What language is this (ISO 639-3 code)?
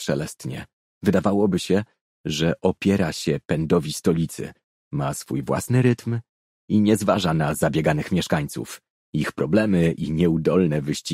pol